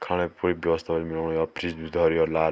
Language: Garhwali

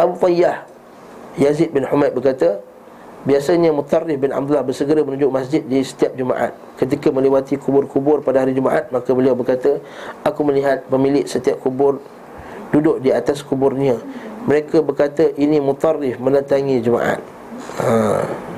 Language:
Malay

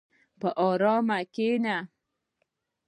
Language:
Pashto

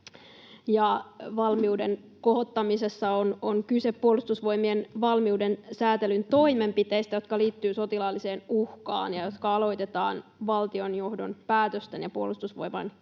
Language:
Finnish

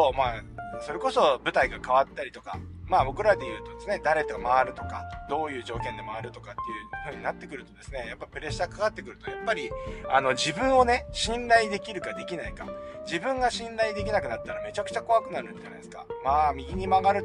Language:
Japanese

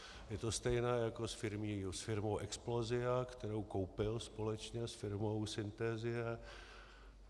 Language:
Czech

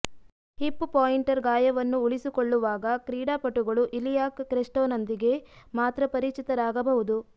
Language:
Kannada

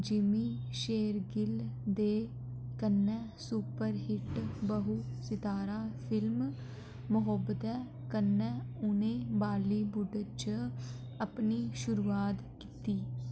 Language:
Dogri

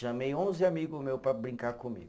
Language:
Portuguese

